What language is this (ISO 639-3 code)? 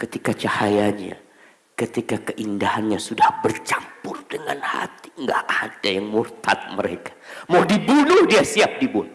ind